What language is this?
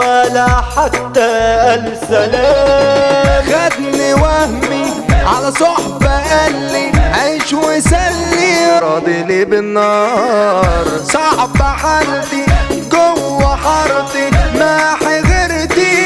Arabic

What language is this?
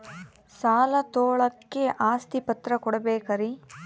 Kannada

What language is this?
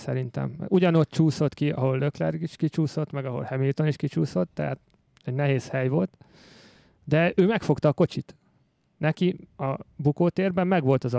Hungarian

